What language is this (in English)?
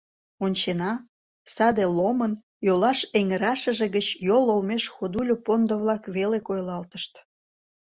Mari